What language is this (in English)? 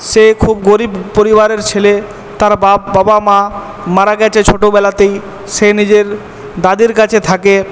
Bangla